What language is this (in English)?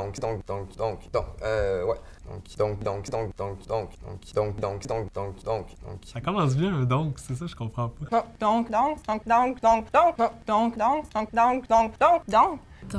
French